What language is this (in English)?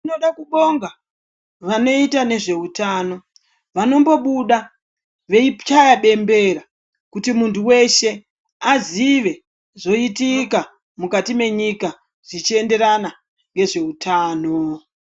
Ndau